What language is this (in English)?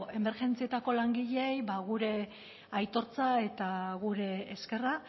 Basque